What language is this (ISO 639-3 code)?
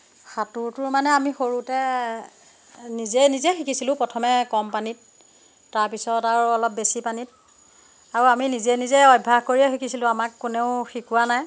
asm